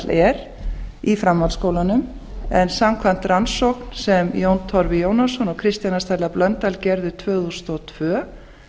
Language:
Icelandic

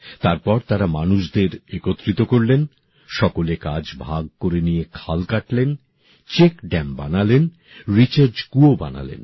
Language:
Bangla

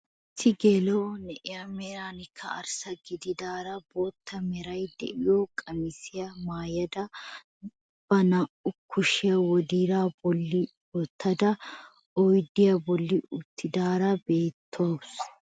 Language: Wolaytta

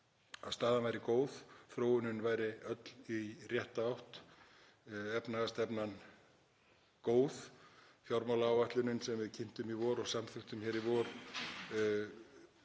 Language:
Icelandic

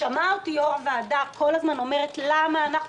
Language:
Hebrew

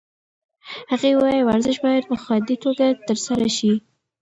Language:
Pashto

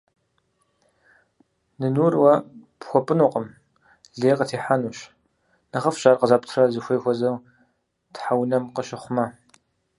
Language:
Kabardian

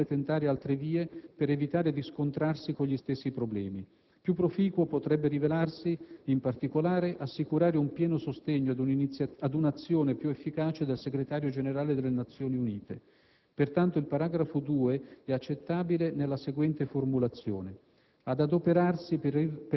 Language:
Italian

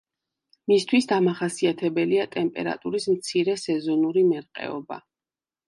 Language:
Georgian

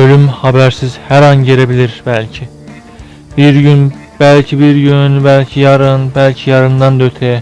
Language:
Turkish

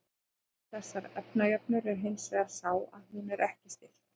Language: Icelandic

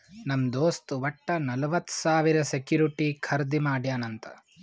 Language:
Kannada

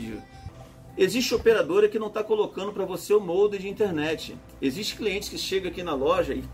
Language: Portuguese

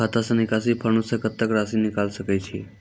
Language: Maithili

